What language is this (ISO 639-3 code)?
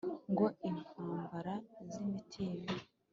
kin